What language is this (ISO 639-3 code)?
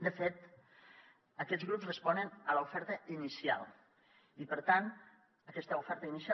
cat